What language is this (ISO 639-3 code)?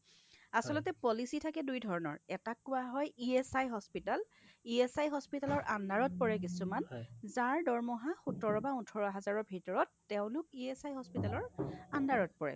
asm